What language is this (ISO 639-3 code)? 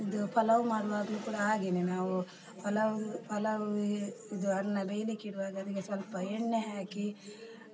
kan